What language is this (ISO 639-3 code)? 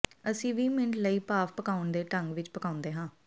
pan